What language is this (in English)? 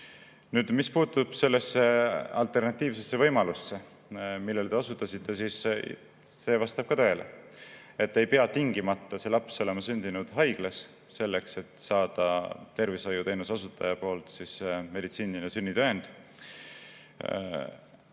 Estonian